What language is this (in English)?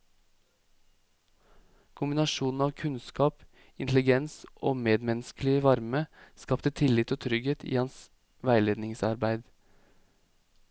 Norwegian